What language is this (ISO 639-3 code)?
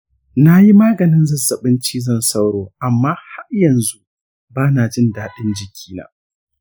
hau